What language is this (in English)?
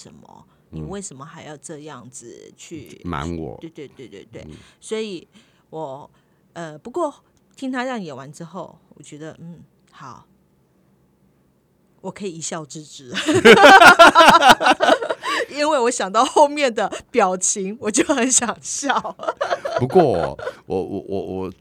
Chinese